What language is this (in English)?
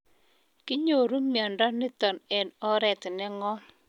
Kalenjin